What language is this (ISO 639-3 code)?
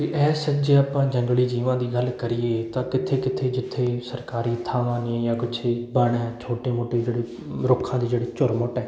pan